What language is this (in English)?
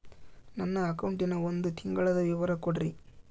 Kannada